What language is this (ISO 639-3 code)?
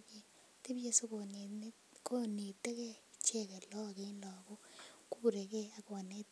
kln